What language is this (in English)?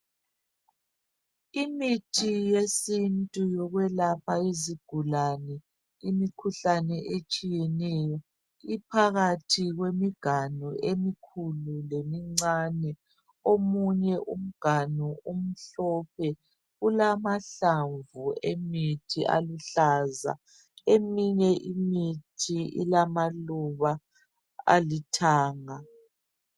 North Ndebele